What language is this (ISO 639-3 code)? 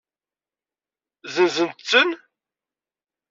kab